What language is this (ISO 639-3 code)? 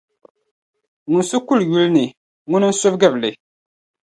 dag